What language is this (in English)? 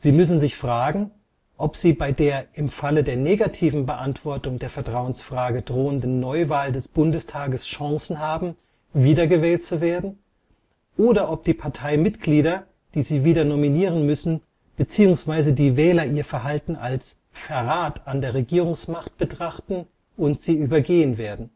German